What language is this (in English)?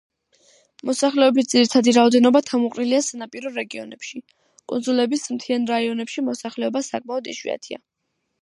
Georgian